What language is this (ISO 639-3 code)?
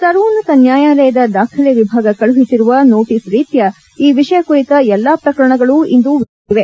kan